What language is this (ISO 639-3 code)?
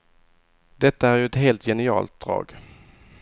swe